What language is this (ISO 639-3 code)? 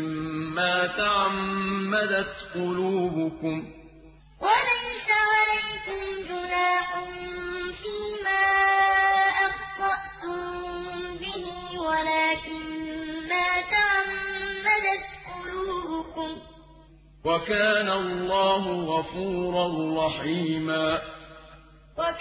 ara